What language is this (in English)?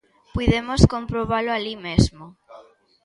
Galician